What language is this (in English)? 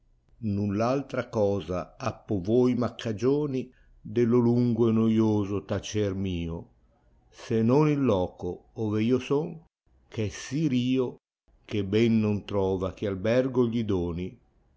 Italian